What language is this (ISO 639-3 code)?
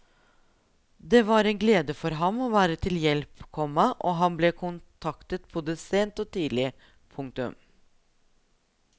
nor